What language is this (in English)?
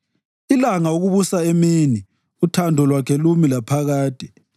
North Ndebele